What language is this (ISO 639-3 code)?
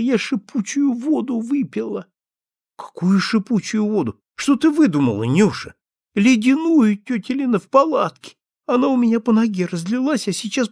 rus